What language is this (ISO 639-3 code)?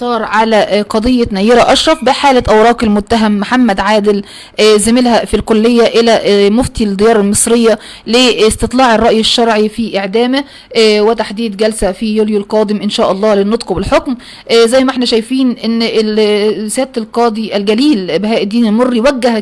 ara